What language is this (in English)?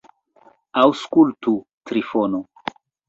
Esperanto